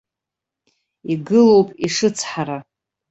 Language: Abkhazian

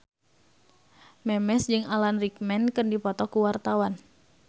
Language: Sundanese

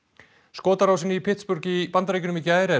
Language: Icelandic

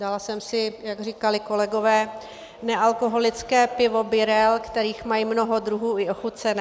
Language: Czech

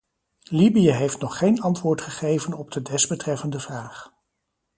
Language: Dutch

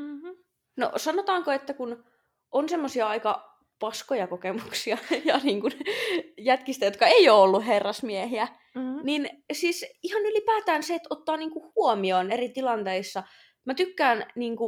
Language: Finnish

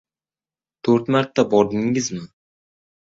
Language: Uzbek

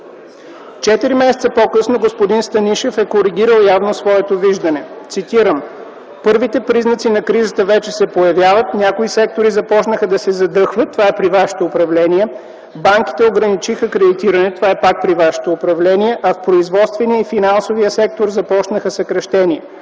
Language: Bulgarian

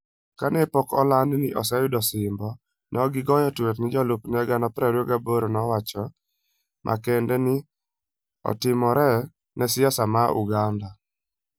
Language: Luo (Kenya and Tanzania)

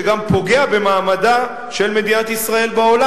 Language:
Hebrew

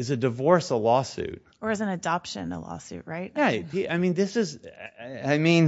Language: English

